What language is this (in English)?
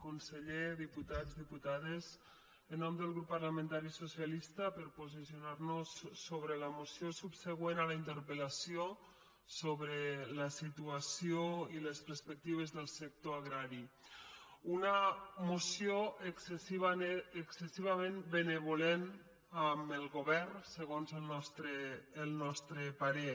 Catalan